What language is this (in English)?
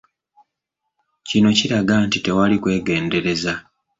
Ganda